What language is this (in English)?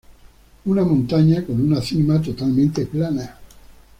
Spanish